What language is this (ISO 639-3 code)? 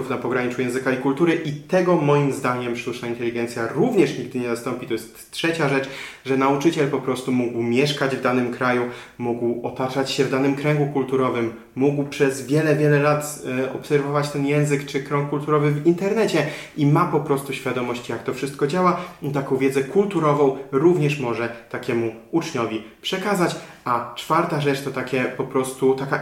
pol